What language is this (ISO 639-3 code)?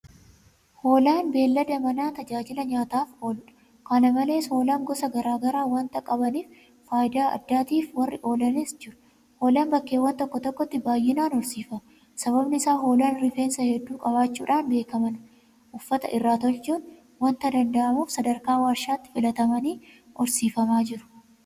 orm